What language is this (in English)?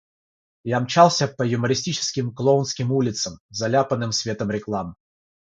Russian